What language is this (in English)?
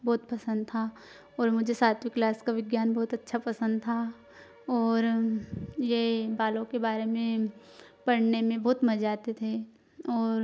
Hindi